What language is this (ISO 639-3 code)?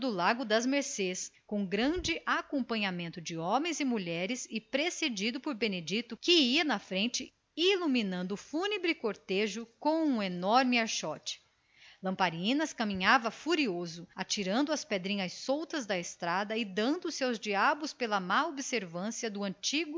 por